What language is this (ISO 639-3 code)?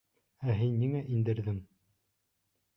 bak